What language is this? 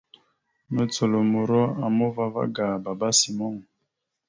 Mada (Cameroon)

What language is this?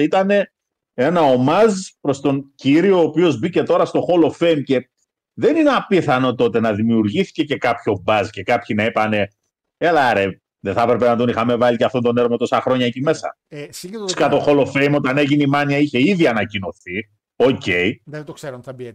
Greek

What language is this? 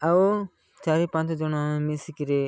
Odia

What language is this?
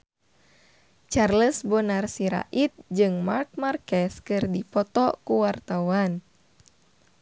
Sundanese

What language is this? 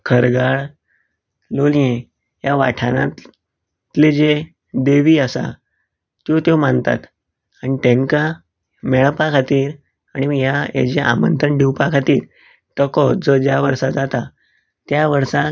Konkani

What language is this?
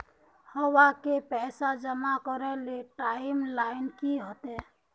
Magahi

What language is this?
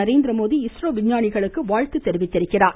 Tamil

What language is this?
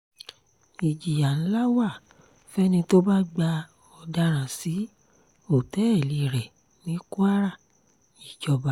Yoruba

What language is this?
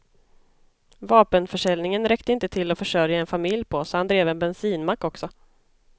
Swedish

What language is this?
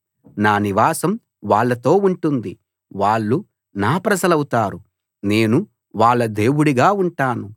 Telugu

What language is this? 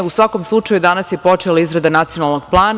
Serbian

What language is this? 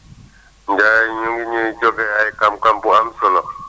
Wolof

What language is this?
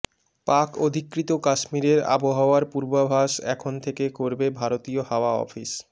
Bangla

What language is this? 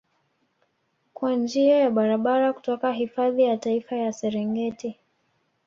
Swahili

